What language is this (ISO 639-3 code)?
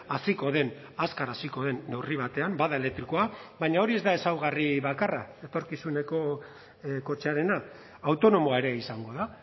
eus